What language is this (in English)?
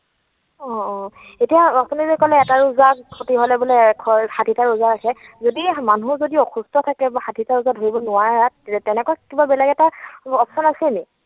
Assamese